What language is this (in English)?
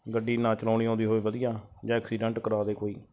Punjabi